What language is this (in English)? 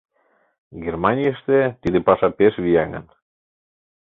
Mari